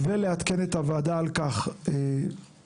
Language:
Hebrew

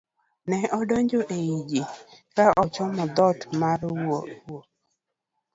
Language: Luo (Kenya and Tanzania)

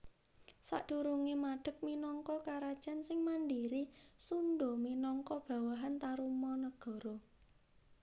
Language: Javanese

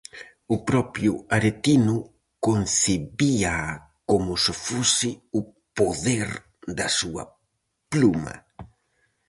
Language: Galician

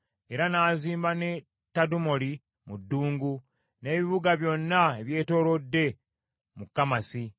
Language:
Ganda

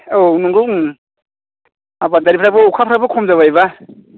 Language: Bodo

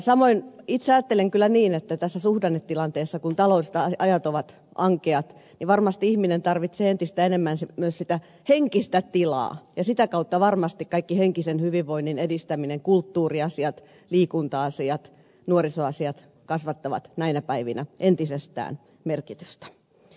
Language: Finnish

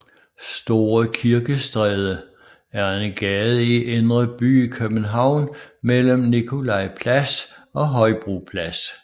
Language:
Danish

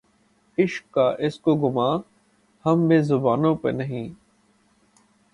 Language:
Urdu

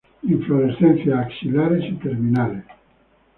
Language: Spanish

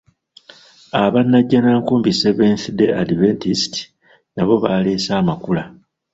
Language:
Ganda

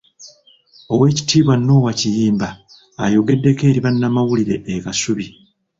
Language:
Ganda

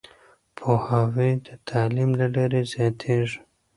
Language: Pashto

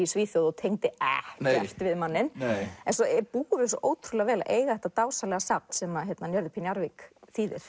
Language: Icelandic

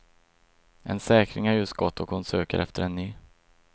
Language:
Swedish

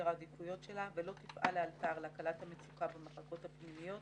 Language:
Hebrew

